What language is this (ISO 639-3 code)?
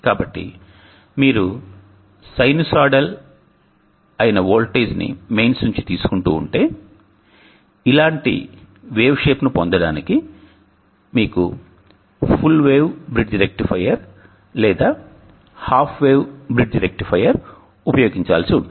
tel